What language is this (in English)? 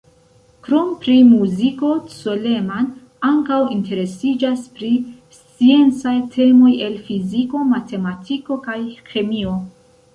Esperanto